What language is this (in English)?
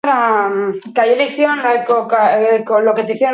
Basque